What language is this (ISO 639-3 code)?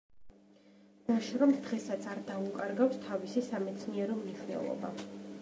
kat